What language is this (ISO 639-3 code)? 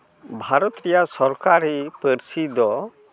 sat